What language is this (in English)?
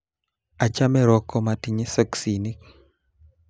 Kalenjin